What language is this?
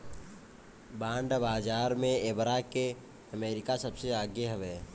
Bhojpuri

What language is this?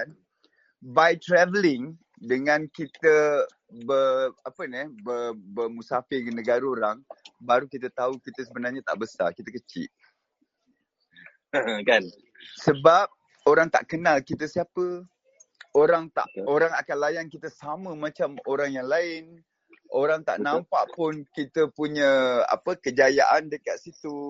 Malay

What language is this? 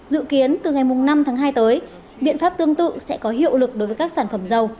Vietnamese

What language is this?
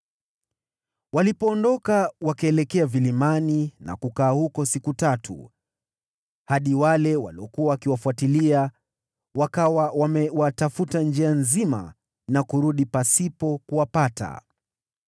Swahili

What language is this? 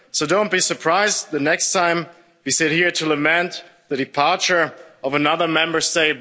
English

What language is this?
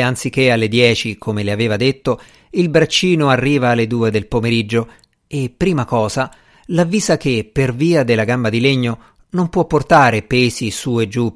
Italian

